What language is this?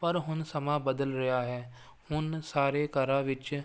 Punjabi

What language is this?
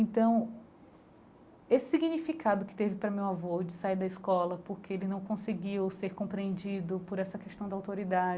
Portuguese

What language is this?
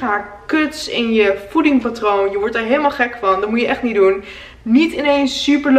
Dutch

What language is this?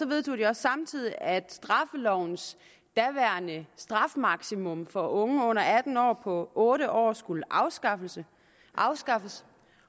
Danish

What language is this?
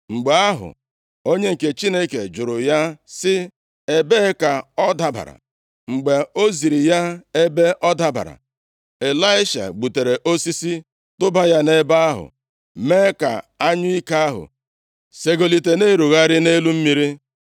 Igbo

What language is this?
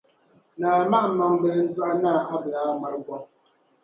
Dagbani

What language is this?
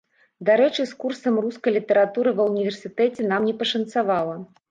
Belarusian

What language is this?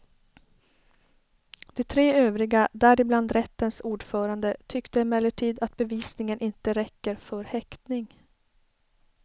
Swedish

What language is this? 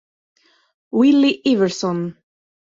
Italian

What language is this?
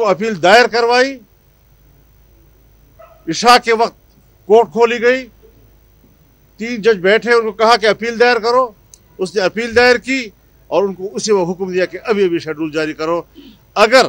Arabic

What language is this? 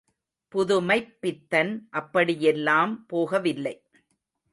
Tamil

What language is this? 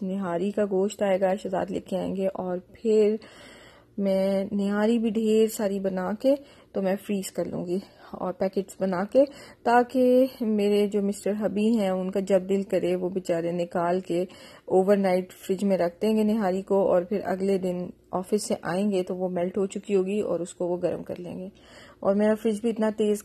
Urdu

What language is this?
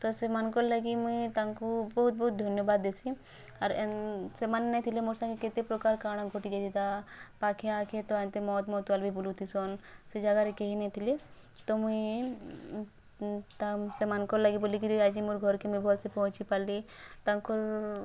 Odia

